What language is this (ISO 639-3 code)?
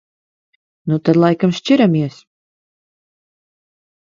lav